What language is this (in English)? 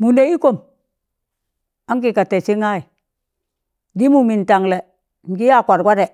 Tangale